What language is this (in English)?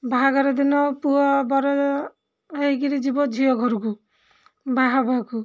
Odia